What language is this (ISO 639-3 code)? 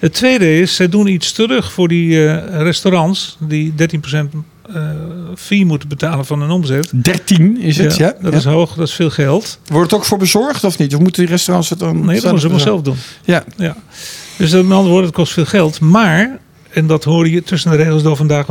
nld